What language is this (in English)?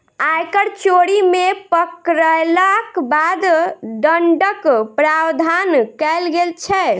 Maithili